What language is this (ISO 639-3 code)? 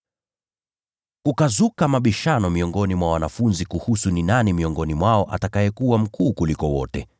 swa